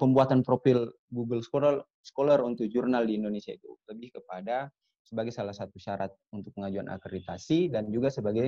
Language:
Indonesian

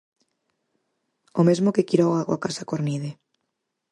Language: Galician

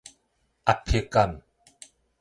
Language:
Min Nan Chinese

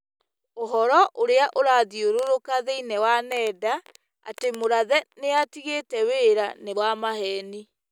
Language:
Kikuyu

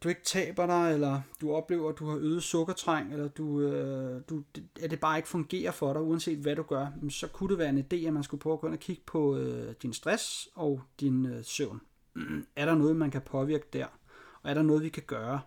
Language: Danish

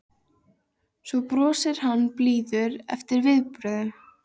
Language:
Icelandic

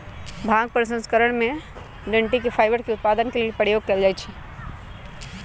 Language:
Magahi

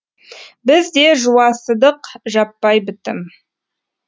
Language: Kazakh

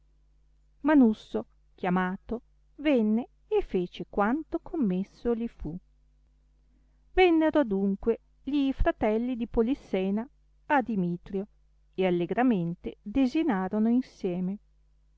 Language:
Italian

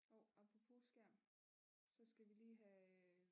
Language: Danish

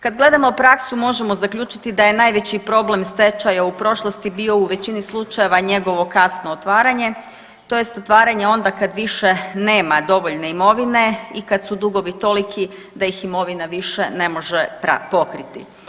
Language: Croatian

